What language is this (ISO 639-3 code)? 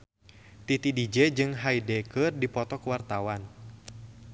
sun